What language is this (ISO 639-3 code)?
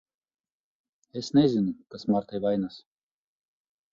lav